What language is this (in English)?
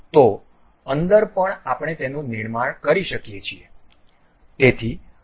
Gujarati